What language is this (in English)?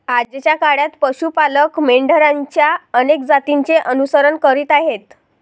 Marathi